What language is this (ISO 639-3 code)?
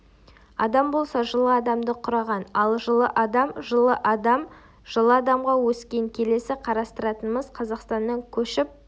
kaz